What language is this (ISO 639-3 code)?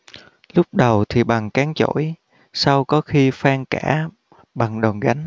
vie